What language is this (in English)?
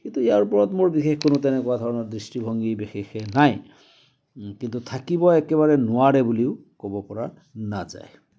Assamese